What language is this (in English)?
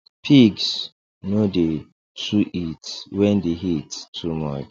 Nigerian Pidgin